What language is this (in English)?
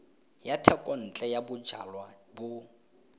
Tswana